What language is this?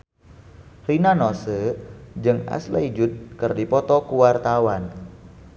Sundanese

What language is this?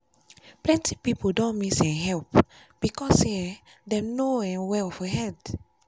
Nigerian Pidgin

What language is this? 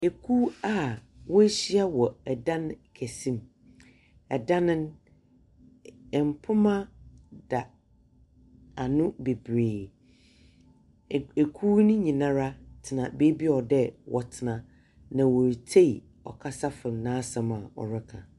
Akan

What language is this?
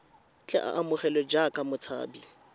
Tswana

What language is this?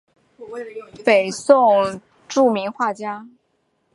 Chinese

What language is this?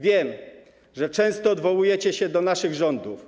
Polish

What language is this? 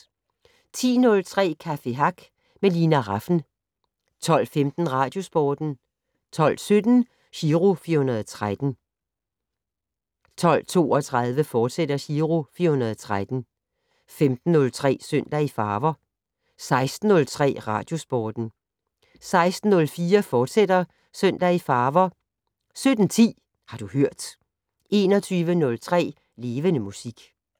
Danish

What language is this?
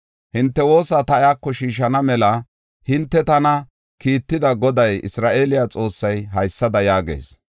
Gofa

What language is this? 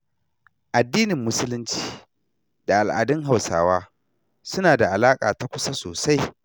Hausa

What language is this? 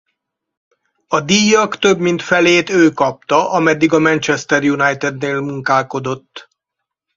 Hungarian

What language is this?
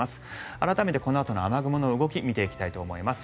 Japanese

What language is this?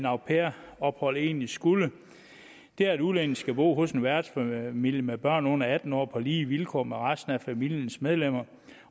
Danish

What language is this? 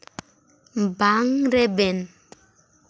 Santali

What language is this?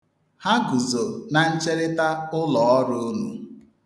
Igbo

